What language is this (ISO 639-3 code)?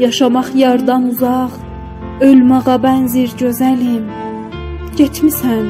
fas